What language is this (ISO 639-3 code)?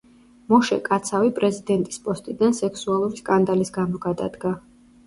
kat